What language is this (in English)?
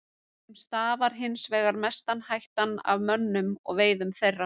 Icelandic